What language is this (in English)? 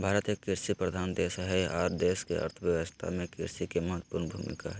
Magahi